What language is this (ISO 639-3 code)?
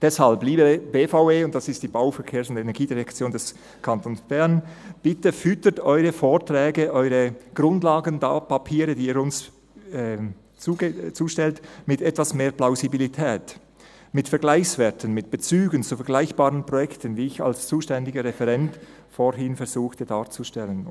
gsw